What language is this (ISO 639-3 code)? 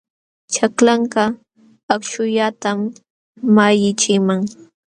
qxw